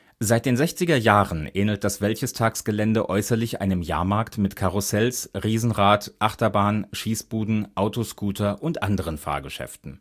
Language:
German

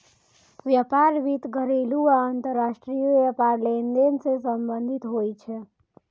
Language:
Maithili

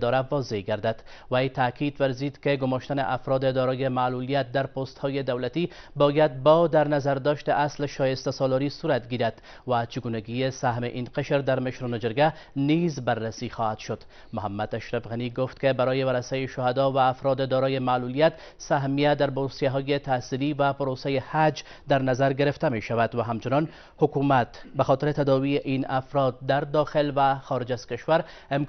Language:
Persian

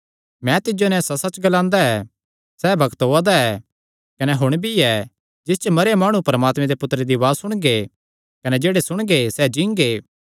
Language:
Kangri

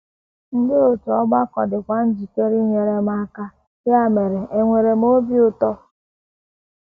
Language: Igbo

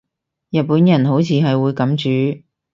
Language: Cantonese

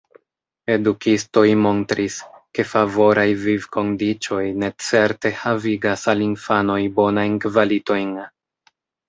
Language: Esperanto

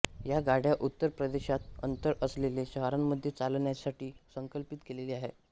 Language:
Marathi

